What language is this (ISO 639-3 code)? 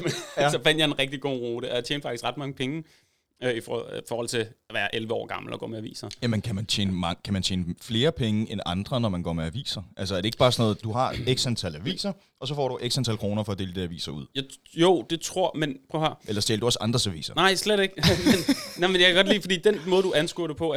dan